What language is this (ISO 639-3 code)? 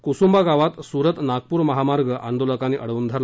mar